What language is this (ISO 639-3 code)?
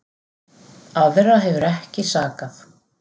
isl